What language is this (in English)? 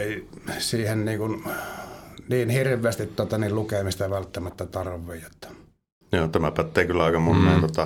Finnish